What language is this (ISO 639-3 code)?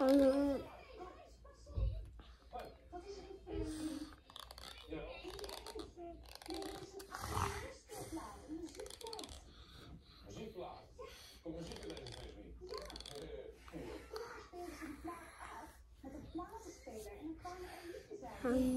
nld